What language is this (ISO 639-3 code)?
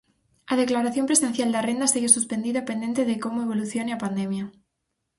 glg